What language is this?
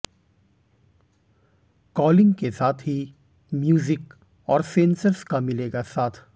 Hindi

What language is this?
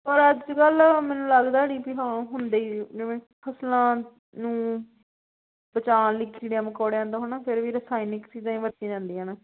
Punjabi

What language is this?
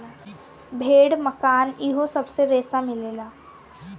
Bhojpuri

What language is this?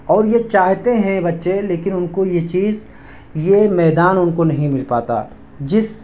Urdu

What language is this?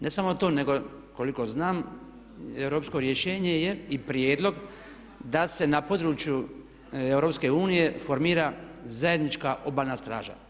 Croatian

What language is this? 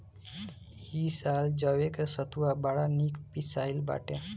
Bhojpuri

